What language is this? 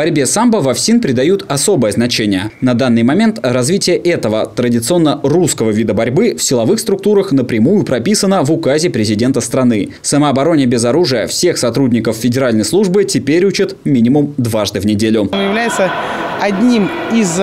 Russian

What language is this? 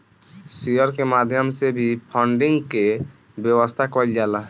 Bhojpuri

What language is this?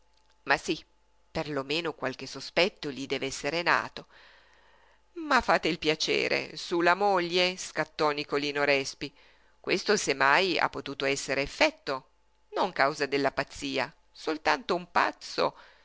Italian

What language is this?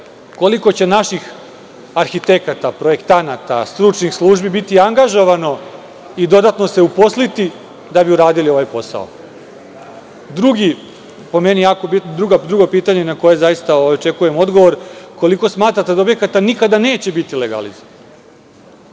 Serbian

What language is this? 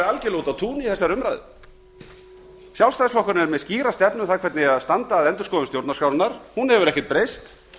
Icelandic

